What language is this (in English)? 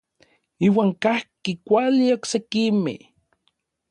Orizaba Nahuatl